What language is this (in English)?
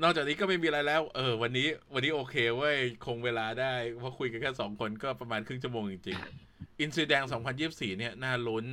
Thai